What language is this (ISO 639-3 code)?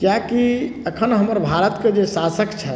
mai